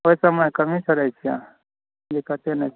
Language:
Maithili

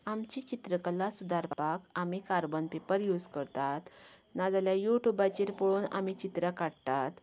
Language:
Konkani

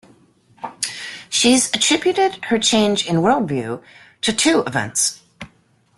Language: English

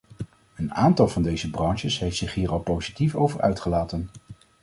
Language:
Dutch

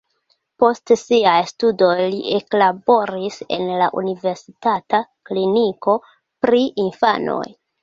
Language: Esperanto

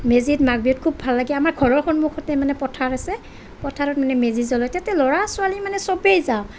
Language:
Assamese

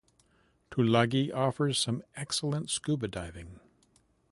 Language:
English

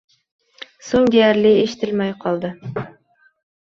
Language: Uzbek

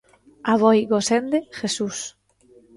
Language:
Galician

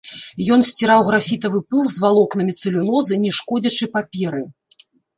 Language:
Belarusian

